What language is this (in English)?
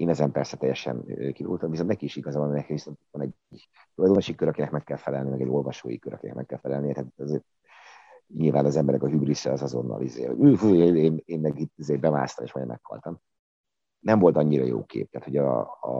Hungarian